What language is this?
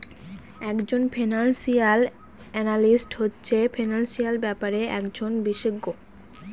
Bangla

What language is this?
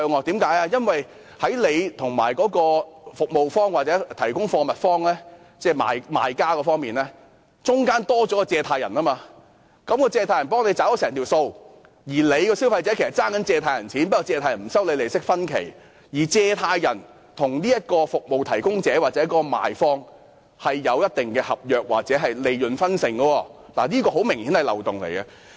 Cantonese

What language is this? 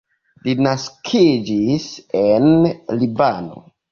Esperanto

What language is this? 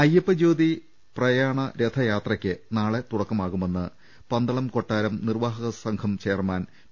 Malayalam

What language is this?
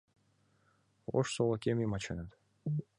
Mari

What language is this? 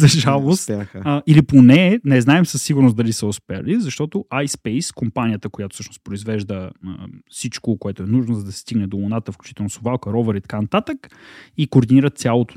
Bulgarian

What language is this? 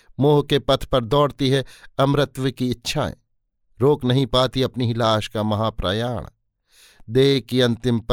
Hindi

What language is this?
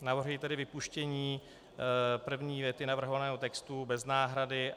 Czech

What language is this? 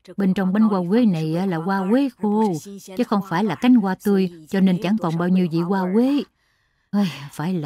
Vietnamese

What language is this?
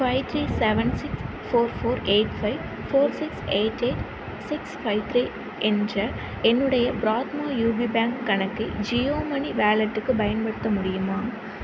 Tamil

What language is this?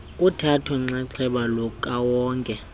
Xhosa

